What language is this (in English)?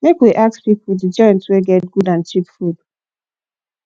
Nigerian Pidgin